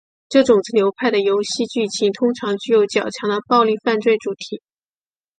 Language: Chinese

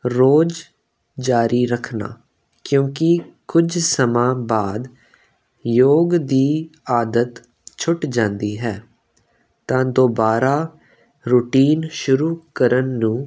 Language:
Punjabi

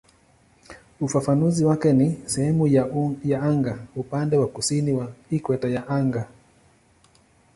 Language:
Swahili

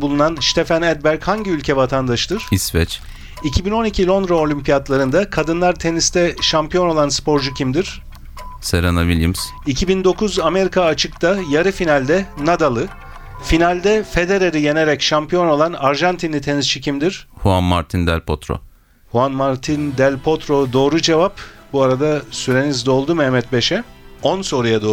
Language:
Turkish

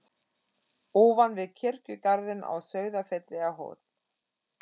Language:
Icelandic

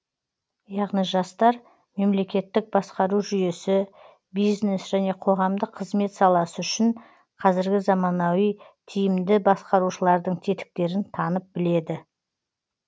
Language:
Kazakh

